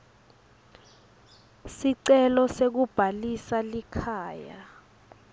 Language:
Swati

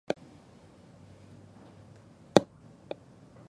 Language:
Japanese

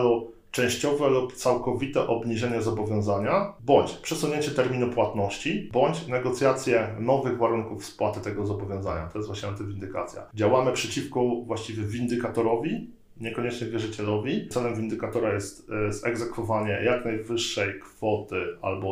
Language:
Polish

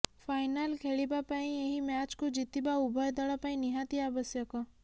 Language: Odia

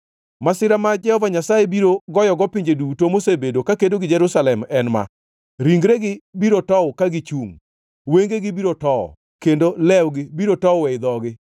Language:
Luo (Kenya and Tanzania)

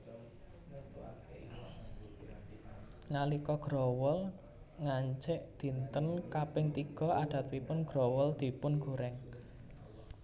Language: Javanese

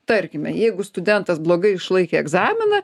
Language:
Lithuanian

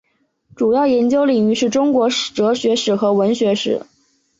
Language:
Chinese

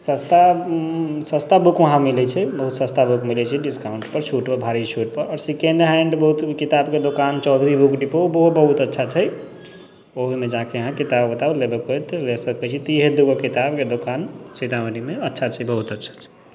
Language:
Maithili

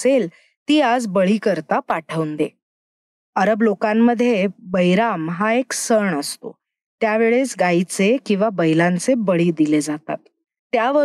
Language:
Marathi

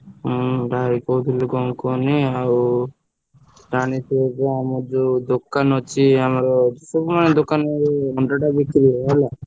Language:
Odia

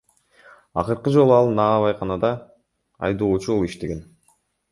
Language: Kyrgyz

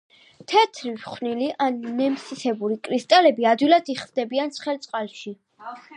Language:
Georgian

